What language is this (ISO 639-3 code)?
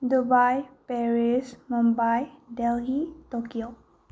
mni